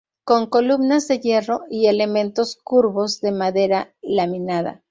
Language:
Spanish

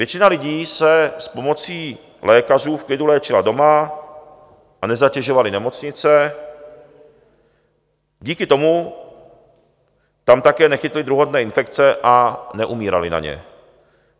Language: Czech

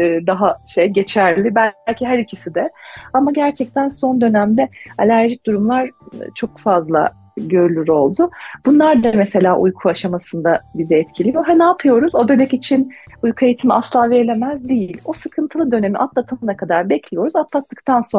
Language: Turkish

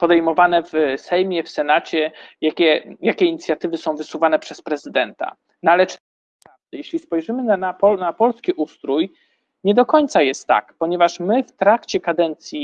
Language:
Polish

